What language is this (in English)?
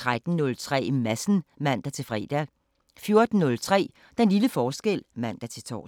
Danish